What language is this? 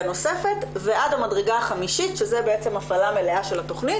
Hebrew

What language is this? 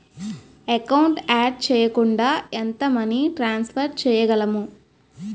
Telugu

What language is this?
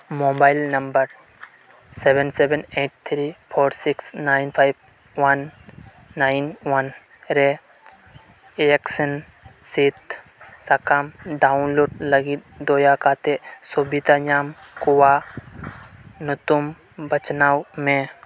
Santali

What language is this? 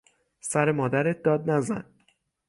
Persian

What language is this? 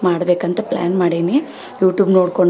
Kannada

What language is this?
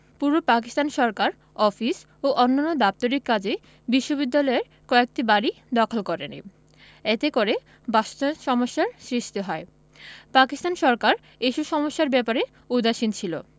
Bangla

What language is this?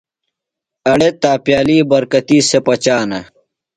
Phalura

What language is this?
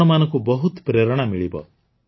Odia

